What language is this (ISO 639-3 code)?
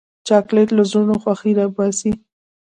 pus